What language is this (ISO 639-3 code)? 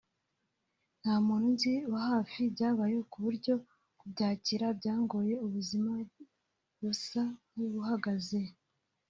kin